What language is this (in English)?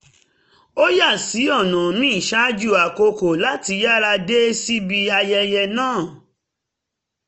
Yoruba